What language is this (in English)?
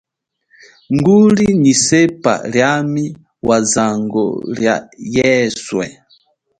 Chokwe